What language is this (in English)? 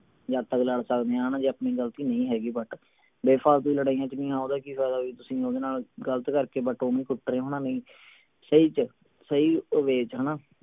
Punjabi